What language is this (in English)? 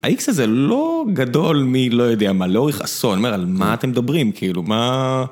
Hebrew